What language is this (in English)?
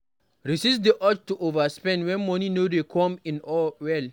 Nigerian Pidgin